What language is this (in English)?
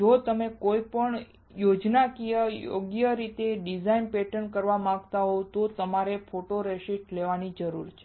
Gujarati